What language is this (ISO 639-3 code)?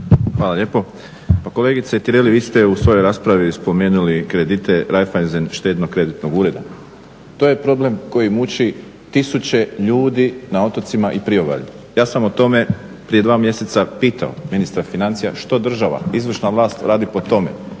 hrv